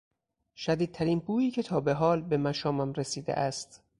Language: Persian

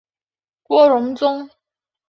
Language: Chinese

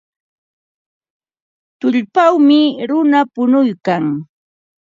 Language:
Ambo-Pasco Quechua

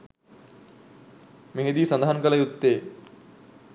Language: Sinhala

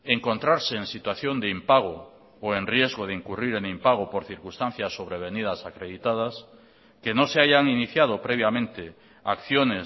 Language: Spanish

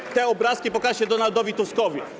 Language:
Polish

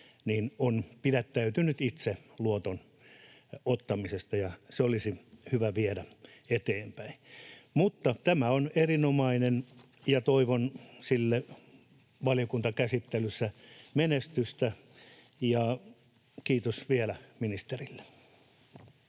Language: Finnish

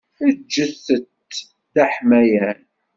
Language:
Kabyle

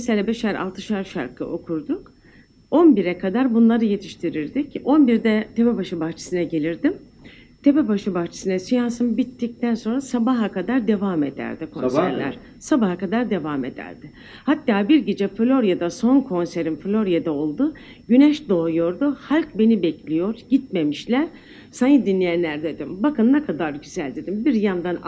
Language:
Turkish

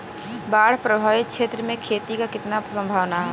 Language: Bhojpuri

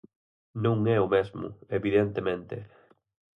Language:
Galician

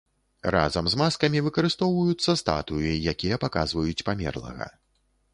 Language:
Belarusian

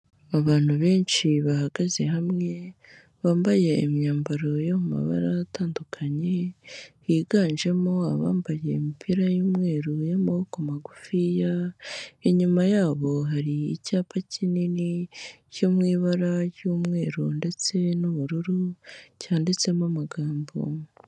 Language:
Kinyarwanda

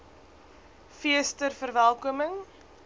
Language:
Afrikaans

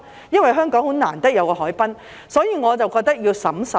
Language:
Cantonese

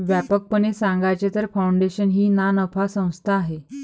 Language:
Marathi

